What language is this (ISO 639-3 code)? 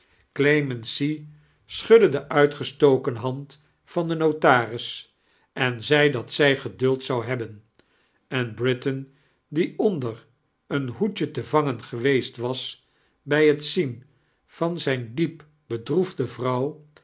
nld